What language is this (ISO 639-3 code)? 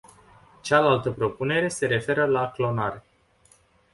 ron